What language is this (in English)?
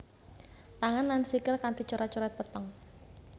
Javanese